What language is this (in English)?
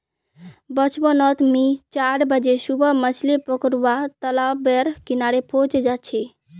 Magahi